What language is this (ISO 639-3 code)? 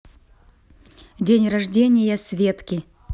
rus